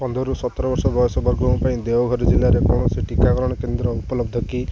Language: Odia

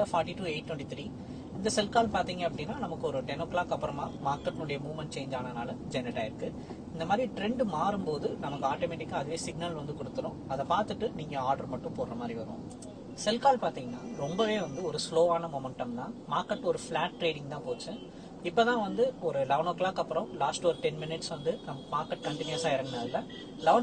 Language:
Tamil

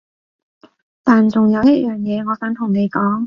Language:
Cantonese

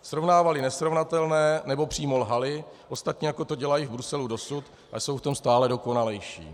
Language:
Czech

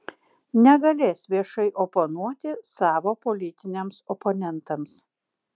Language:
Lithuanian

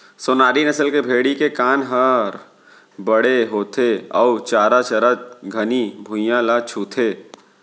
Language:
Chhattisgarhi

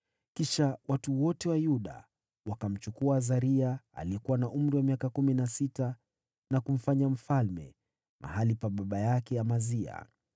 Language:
Swahili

